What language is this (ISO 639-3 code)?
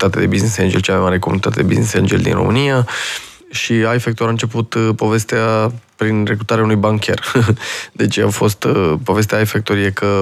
ron